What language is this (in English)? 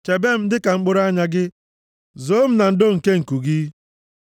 Igbo